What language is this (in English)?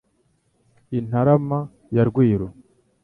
Kinyarwanda